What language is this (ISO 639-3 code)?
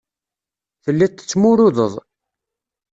kab